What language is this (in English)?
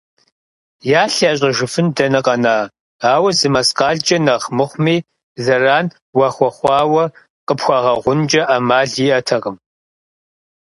Kabardian